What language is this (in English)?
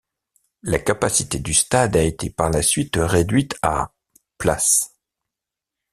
French